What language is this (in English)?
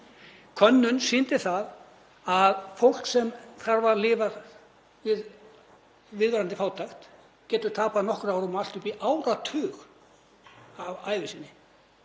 Icelandic